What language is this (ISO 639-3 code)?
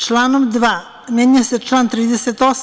srp